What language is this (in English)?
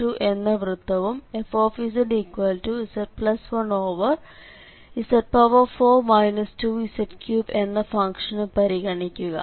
Malayalam